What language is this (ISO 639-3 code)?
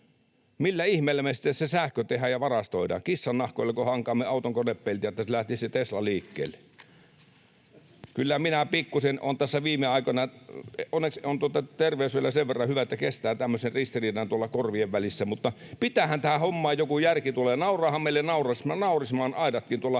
fin